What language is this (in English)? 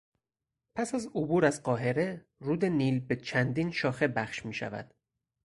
Persian